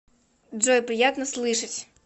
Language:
Russian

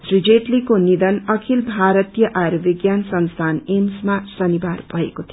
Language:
Nepali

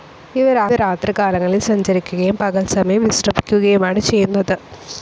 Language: Malayalam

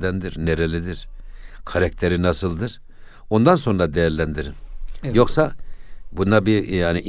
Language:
Turkish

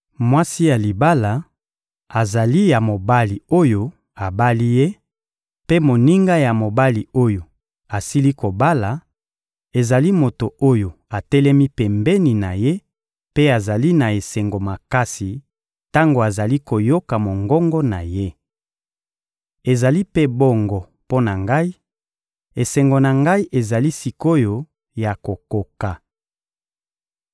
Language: Lingala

